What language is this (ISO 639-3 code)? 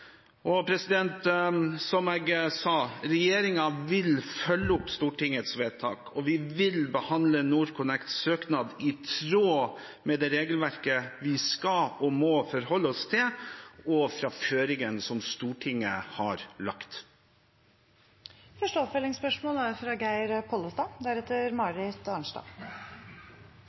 nor